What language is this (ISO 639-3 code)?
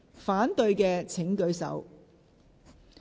yue